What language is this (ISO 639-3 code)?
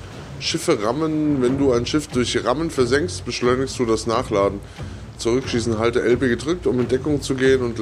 deu